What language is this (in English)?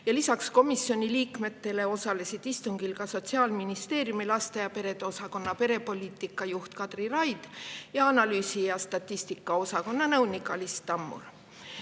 Estonian